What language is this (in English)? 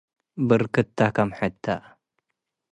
Tigre